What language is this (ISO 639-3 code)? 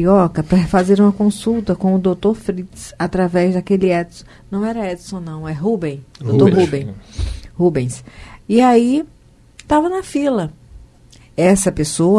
por